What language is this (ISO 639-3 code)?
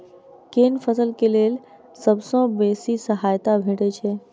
mai